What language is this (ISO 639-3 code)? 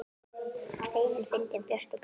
isl